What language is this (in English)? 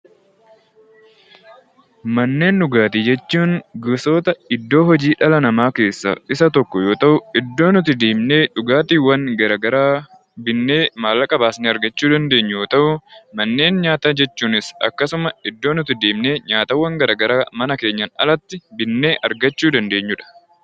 Oromo